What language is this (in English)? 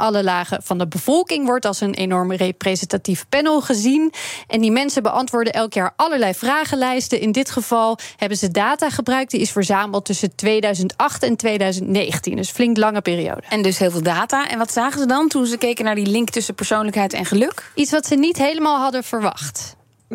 Dutch